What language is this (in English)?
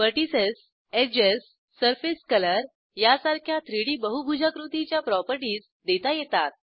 Marathi